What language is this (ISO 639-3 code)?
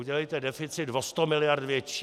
ces